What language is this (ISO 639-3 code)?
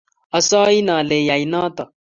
kln